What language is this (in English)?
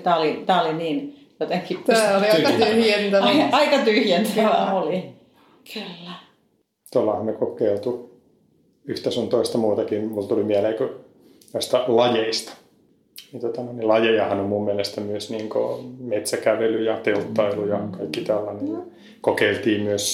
Finnish